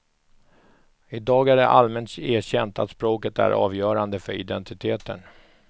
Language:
Swedish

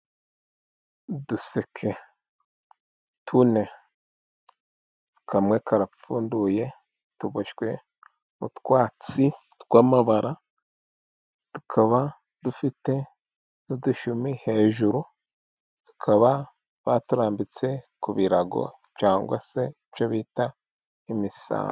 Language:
Kinyarwanda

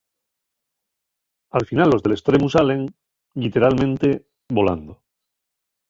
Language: Asturian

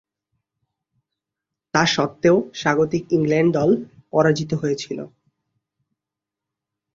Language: Bangla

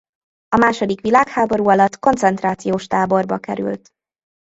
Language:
Hungarian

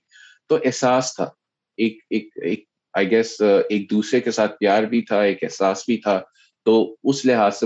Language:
Urdu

